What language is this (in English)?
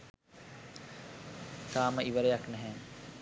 Sinhala